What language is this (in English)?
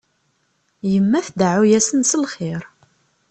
Kabyle